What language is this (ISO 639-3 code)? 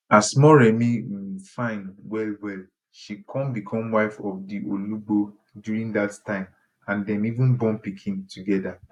pcm